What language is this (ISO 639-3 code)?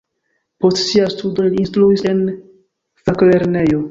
epo